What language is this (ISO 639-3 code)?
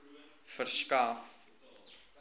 afr